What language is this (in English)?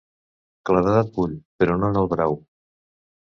Catalan